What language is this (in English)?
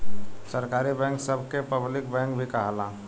Bhojpuri